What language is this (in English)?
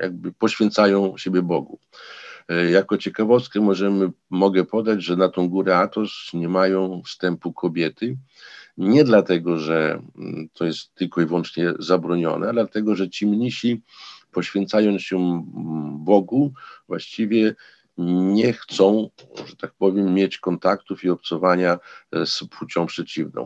Polish